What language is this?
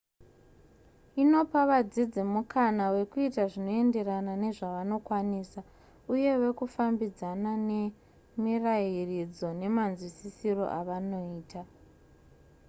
Shona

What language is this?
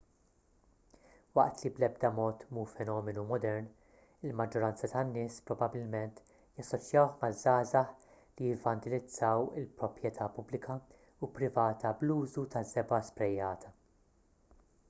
Maltese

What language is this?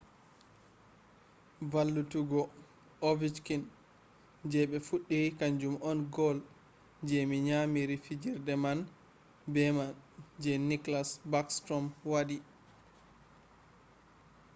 Fula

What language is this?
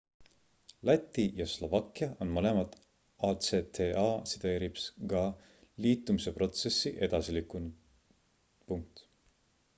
Estonian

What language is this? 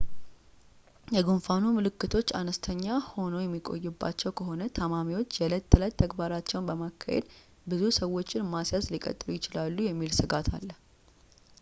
Amharic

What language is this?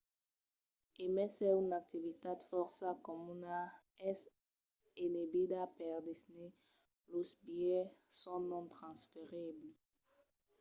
Occitan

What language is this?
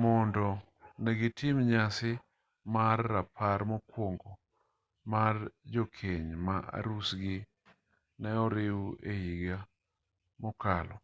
Luo (Kenya and Tanzania)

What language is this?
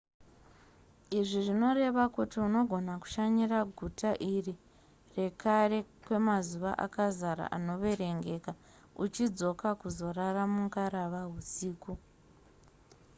Shona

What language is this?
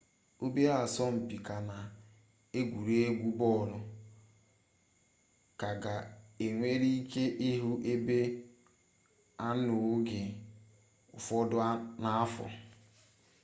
Igbo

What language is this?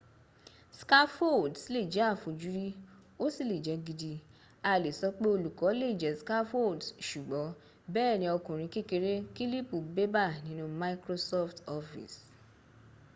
Yoruba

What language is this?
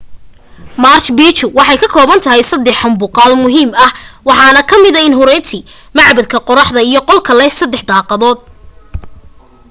Somali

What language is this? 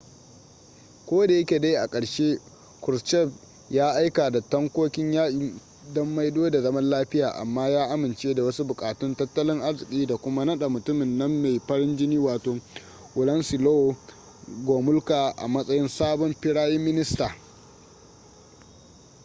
Hausa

